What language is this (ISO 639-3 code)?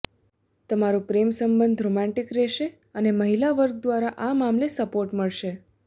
guj